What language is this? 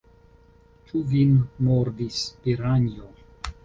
Esperanto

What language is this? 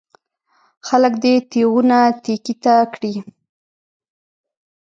Pashto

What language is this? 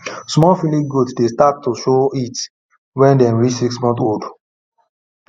Nigerian Pidgin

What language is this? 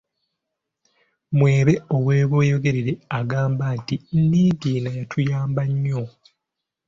Ganda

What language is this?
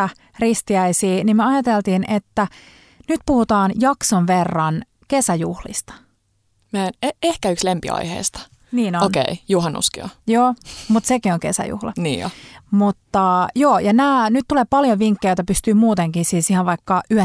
Finnish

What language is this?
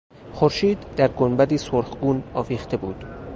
Persian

